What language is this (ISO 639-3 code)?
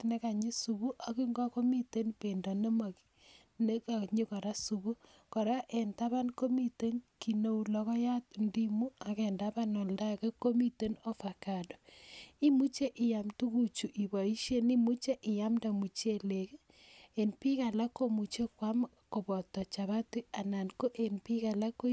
kln